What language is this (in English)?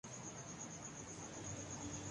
Urdu